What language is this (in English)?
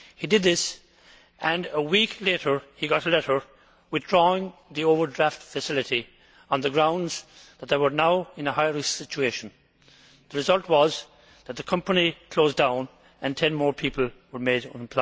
English